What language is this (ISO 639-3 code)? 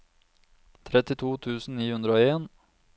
nor